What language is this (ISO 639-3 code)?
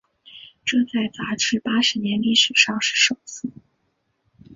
zho